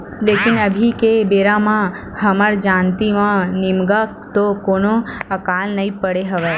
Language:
Chhattisgarhi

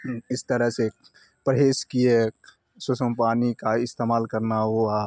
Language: Urdu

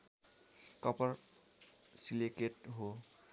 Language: Nepali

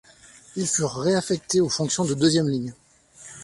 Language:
French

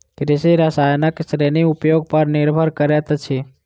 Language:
Maithili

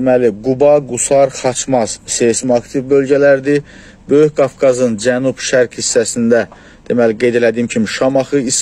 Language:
Turkish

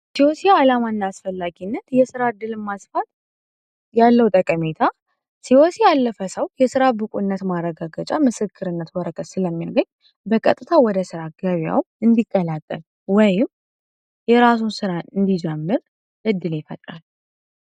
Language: Amharic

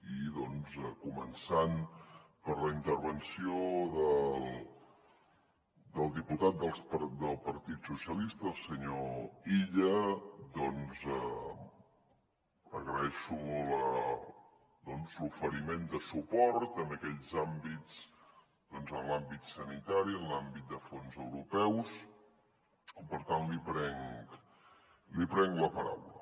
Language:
Catalan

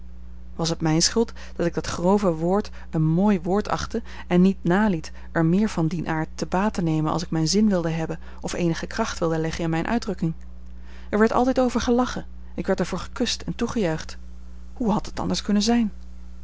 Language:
Dutch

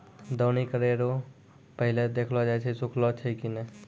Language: Maithili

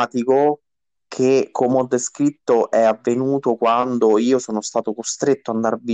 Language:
Italian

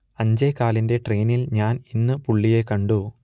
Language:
Malayalam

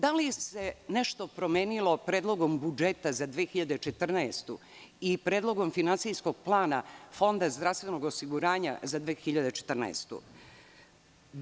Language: Serbian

